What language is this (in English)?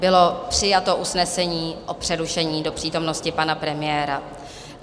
Czech